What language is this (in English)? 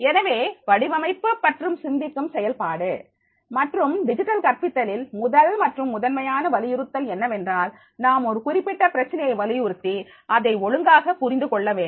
Tamil